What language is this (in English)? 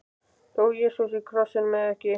Icelandic